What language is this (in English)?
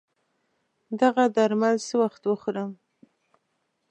Pashto